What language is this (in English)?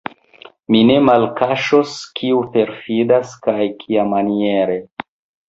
Esperanto